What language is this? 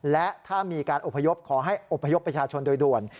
Thai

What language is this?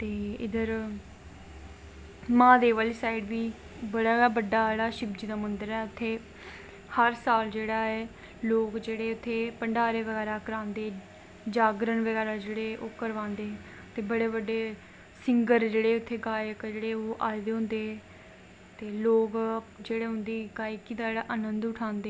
Dogri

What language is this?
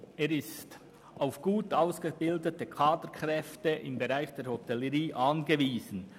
Swiss German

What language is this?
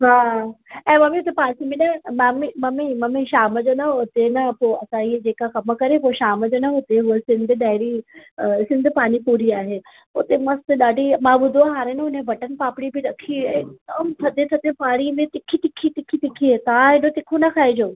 Sindhi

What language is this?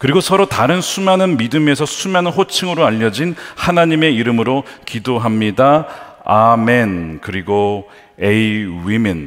Korean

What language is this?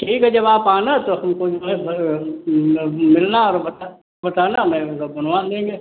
Hindi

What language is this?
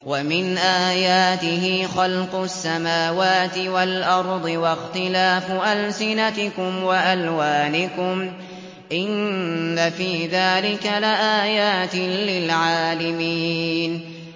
Arabic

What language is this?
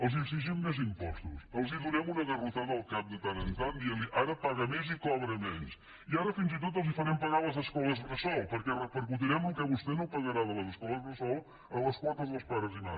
Catalan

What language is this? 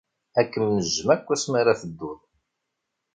Kabyle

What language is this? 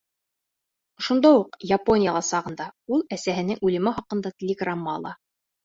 Bashkir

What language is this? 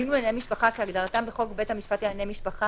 Hebrew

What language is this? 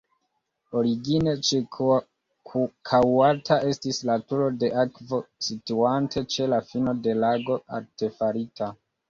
Esperanto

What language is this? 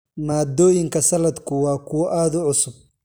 Somali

